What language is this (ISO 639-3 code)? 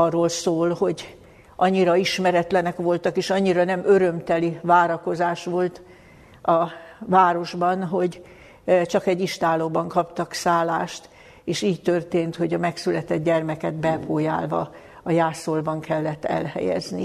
hun